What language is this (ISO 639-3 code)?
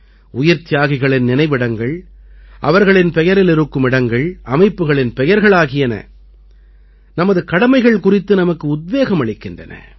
tam